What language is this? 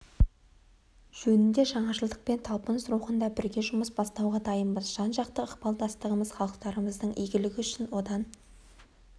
Kazakh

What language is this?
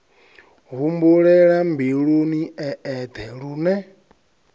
Venda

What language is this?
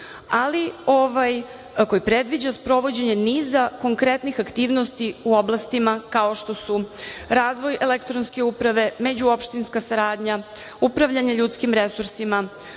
Serbian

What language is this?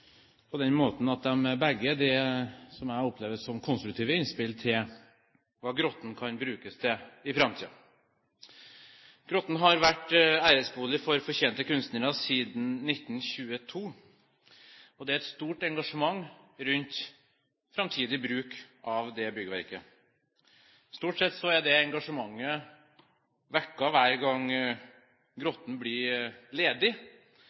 Norwegian Bokmål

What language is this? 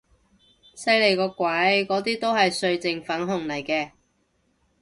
Cantonese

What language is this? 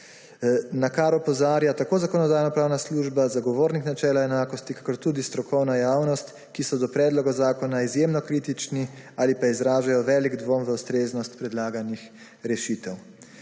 Slovenian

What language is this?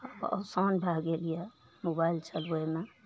Maithili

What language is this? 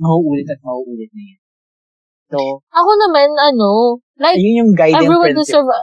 Filipino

